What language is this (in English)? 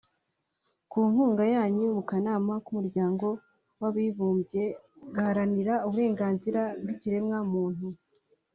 Kinyarwanda